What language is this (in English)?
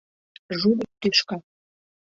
Mari